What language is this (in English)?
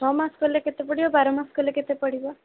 Odia